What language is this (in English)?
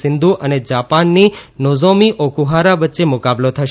Gujarati